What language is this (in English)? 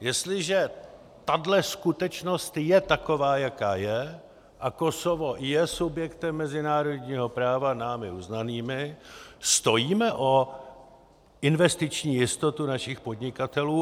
Czech